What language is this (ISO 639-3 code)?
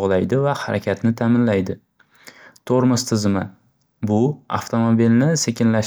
uzb